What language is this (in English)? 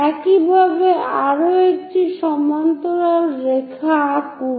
Bangla